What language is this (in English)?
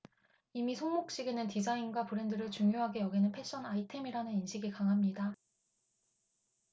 Korean